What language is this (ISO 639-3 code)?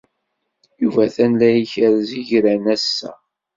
kab